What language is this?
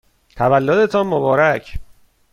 Persian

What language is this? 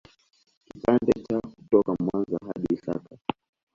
Swahili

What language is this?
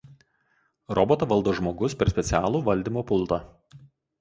Lithuanian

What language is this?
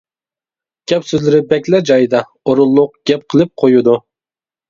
Uyghur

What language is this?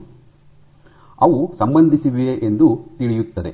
Kannada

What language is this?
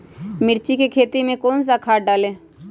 Magahi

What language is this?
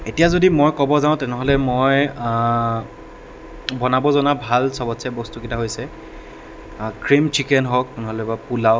Assamese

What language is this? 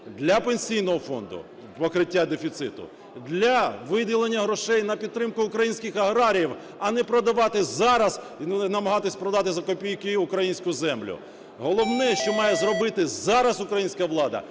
Ukrainian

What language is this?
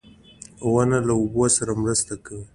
Pashto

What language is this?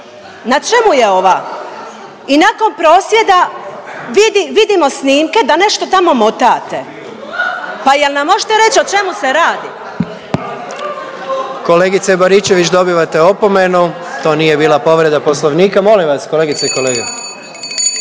Croatian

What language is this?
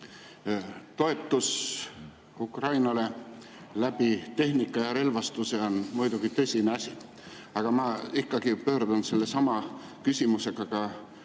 Estonian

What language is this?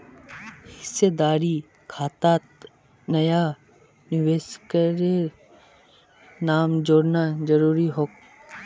Magahi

